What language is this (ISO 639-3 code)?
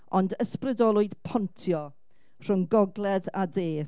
cym